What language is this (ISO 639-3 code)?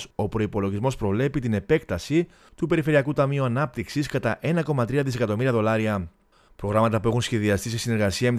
ell